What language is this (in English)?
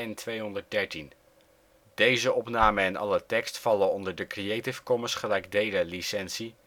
Dutch